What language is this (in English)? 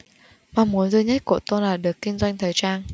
Vietnamese